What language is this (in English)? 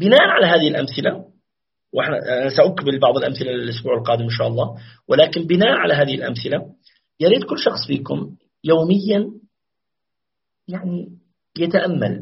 Arabic